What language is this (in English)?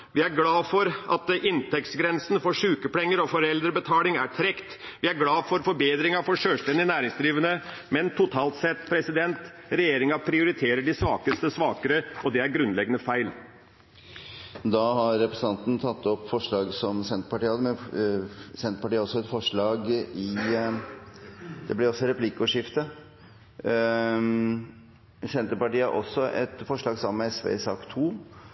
Norwegian